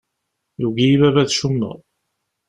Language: Kabyle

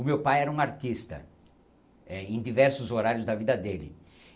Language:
Portuguese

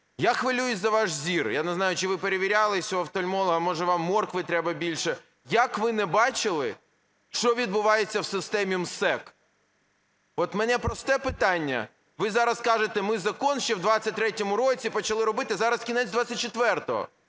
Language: Ukrainian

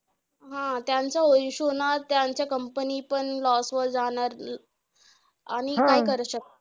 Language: Marathi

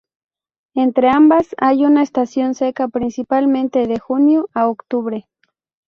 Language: Spanish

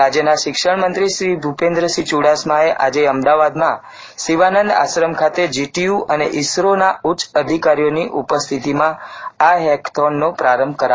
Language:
Gujarati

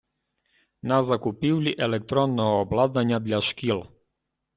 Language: Ukrainian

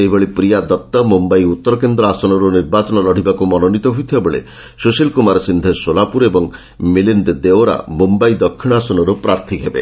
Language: Odia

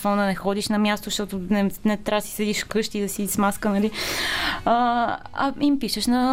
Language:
Bulgarian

